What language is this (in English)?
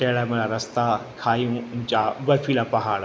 Sindhi